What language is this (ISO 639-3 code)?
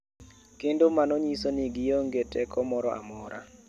luo